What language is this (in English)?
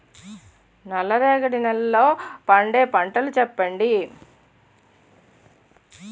Telugu